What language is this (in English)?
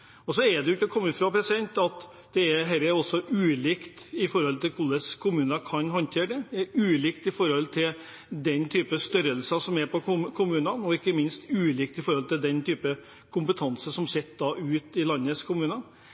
Norwegian Bokmål